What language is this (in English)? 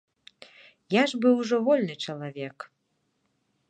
Belarusian